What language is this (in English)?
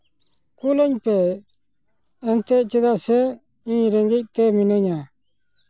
Santali